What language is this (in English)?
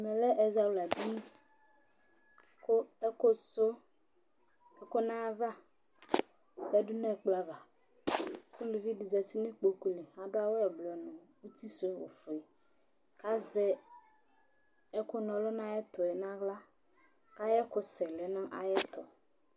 Ikposo